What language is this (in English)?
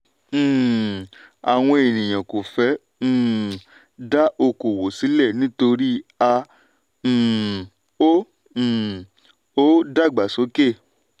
Yoruba